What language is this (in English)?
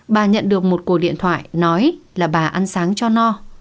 Vietnamese